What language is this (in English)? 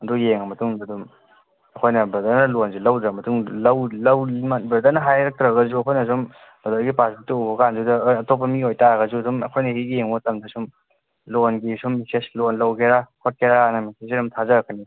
Manipuri